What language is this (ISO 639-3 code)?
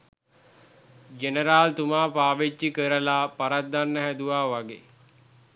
sin